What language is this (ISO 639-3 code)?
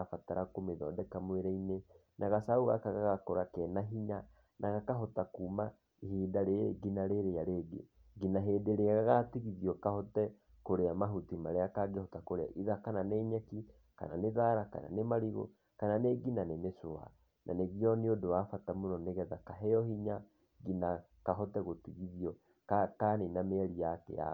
kik